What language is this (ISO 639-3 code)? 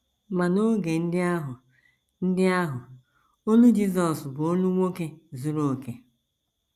ibo